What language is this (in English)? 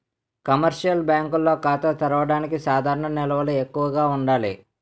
Telugu